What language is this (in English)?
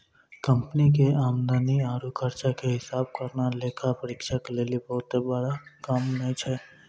Maithili